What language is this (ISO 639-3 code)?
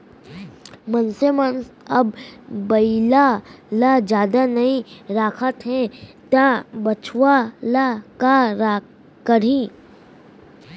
hne